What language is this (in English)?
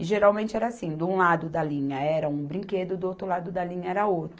Portuguese